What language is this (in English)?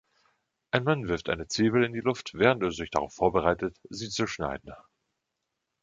German